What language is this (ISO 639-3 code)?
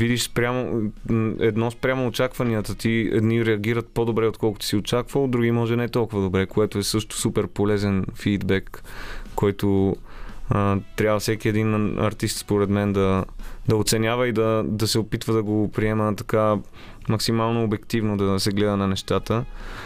bul